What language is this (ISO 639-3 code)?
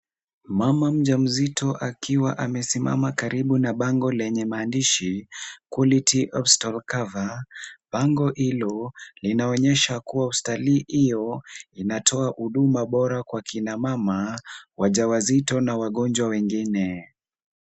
swa